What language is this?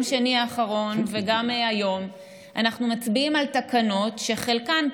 Hebrew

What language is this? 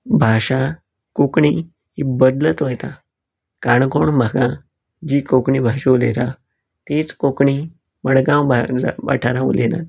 Konkani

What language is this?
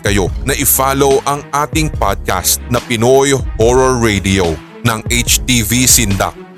Filipino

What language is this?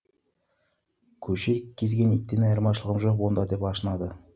Kazakh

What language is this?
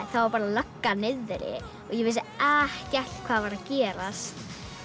Icelandic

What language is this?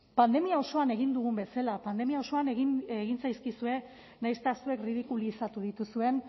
Basque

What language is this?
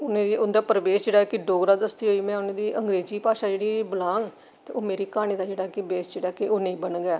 Dogri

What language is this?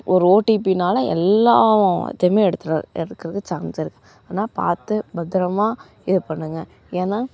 Tamil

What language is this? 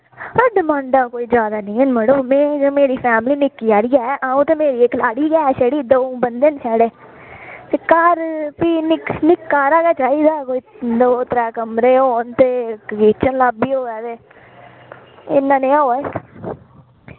Dogri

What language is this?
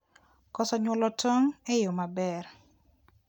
Luo (Kenya and Tanzania)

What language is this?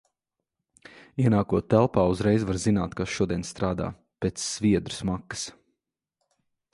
Latvian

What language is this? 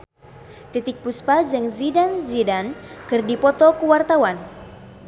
Sundanese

